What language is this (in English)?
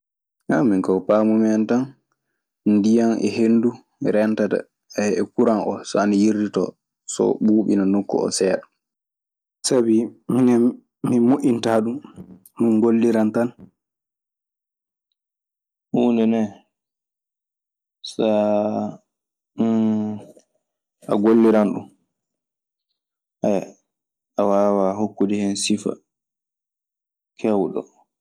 Maasina Fulfulde